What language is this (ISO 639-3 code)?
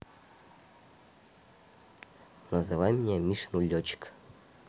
rus